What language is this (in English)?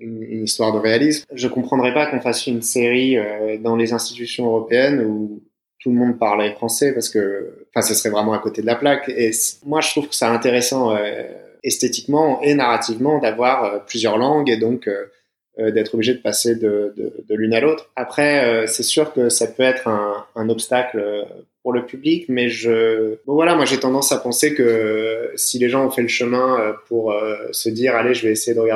French